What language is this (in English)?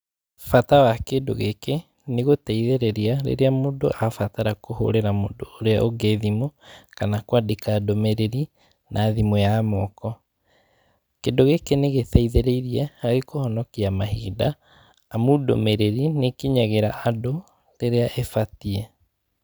Kikuyu